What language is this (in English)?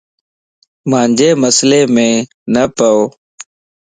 Lasi